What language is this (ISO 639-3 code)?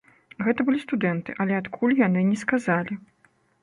bel